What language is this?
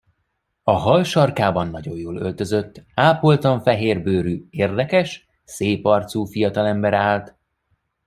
Hungarian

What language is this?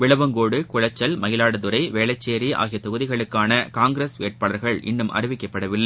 Tamil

